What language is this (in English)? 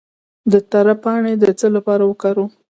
Pashto